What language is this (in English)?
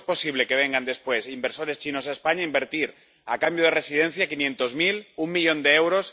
Spanish